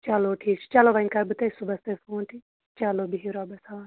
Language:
Kashmiri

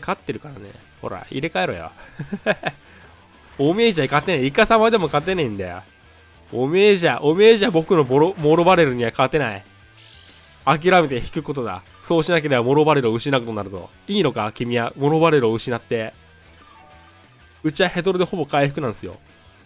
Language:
Japanese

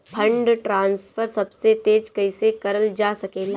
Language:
Bhojpuri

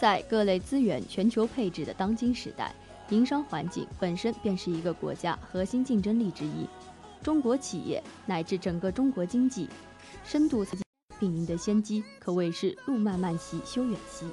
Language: Chinese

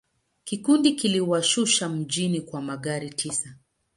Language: Swahili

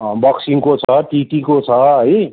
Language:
Nepali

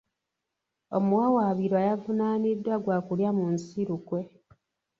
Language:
Ganda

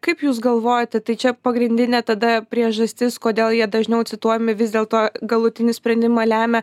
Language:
Lithuanian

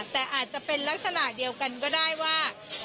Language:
Thai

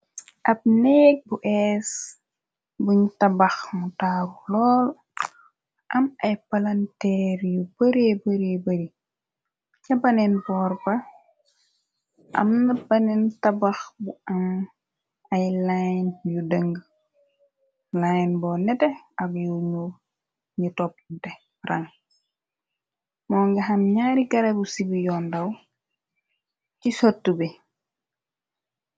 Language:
Wolof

